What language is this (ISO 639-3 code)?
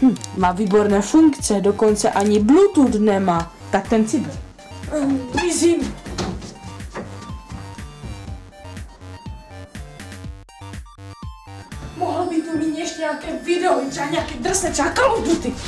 ces